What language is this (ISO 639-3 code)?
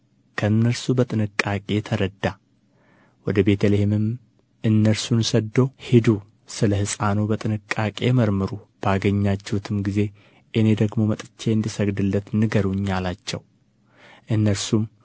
amh